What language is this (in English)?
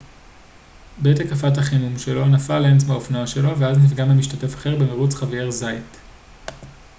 Hebrew